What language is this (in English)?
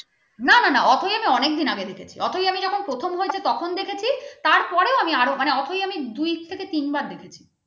Bangla